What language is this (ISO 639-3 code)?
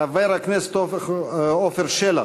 heb